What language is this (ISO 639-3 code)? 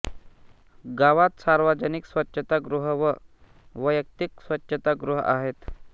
mar